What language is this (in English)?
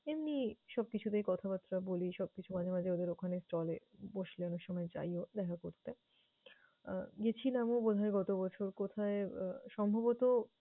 Bangla